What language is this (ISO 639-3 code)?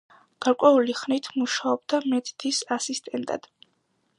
kat